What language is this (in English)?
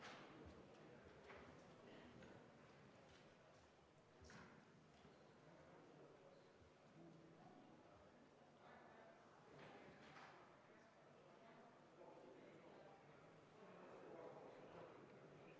Estonian